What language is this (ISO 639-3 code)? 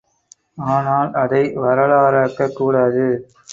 tam